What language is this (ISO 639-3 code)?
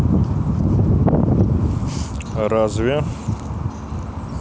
rus